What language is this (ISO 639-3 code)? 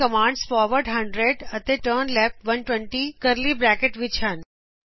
pan